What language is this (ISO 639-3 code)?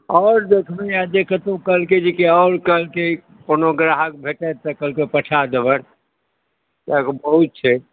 mai